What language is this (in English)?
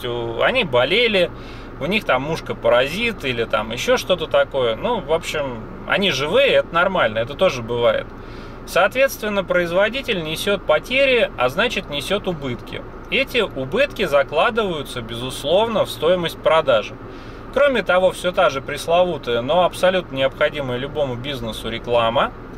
Russian